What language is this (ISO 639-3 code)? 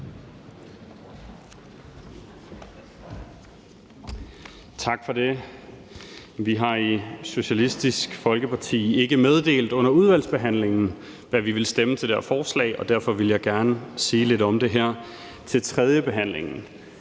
dan